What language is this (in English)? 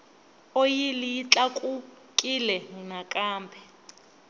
Tsonga